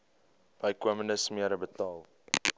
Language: Afrikaans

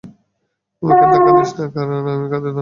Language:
Bangla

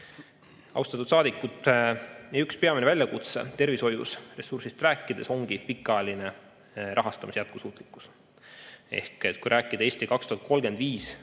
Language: Estonian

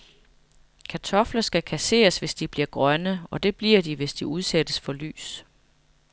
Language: Danish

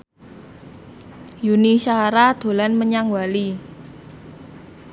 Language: Javanese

